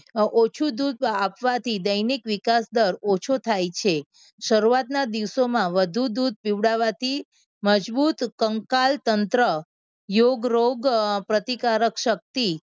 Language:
Gujarati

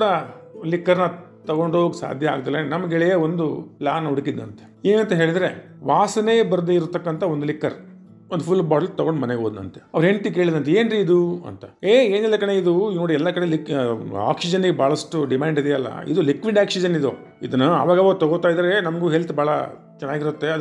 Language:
Kannada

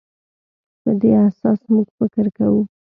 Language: Pashto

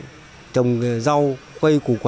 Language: Vietnamese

